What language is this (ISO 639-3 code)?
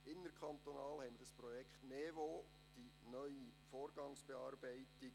gsw